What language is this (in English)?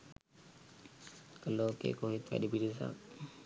Sinhala